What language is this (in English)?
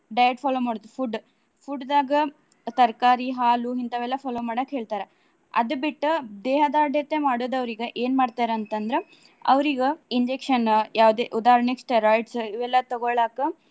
Kannada